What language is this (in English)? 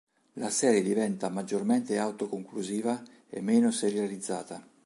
Italian